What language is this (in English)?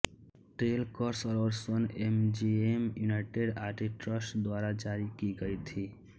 Hindi